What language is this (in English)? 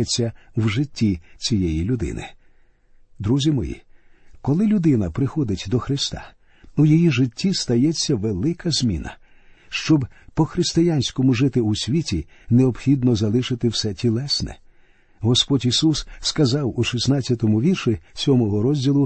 Ukrainian